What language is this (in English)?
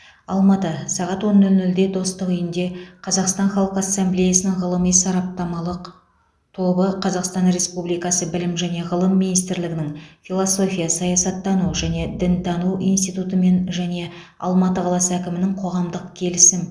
Kazakh